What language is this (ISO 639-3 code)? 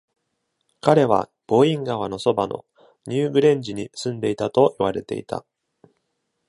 jpn